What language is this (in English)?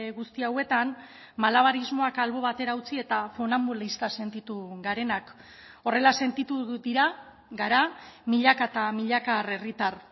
Basque